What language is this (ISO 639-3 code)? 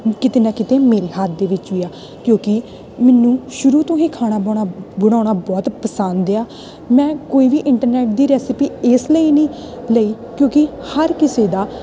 pan